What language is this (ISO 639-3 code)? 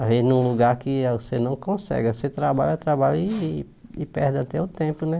por